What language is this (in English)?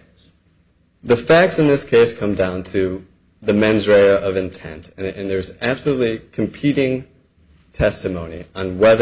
English